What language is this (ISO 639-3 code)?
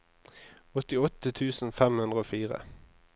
nor